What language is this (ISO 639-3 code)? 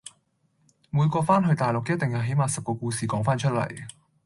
yue